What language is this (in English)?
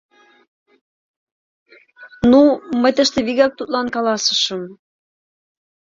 Mari